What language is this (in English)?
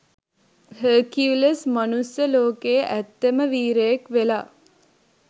Sinhala